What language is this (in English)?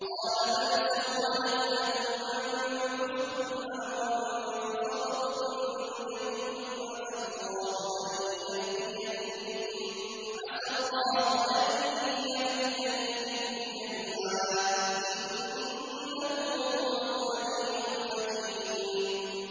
Arabic